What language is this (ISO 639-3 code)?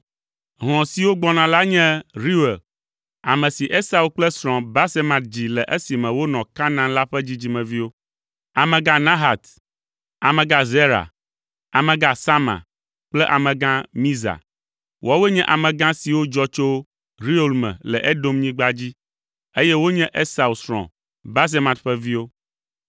ewe